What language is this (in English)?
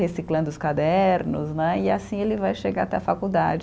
Portuguese